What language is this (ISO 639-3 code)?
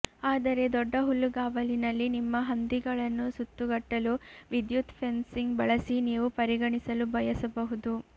kan